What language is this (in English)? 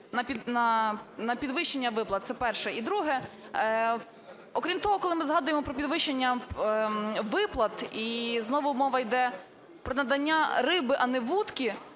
Ukrainian